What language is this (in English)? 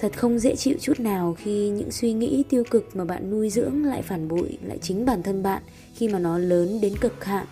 Vietnamese